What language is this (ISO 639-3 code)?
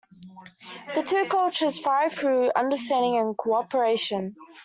eng